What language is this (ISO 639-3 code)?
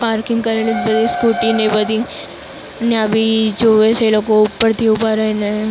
guj